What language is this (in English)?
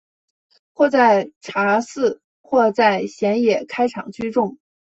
Chinese